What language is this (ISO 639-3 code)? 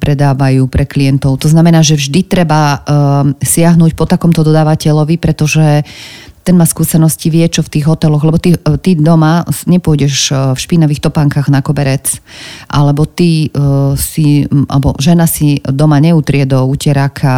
slk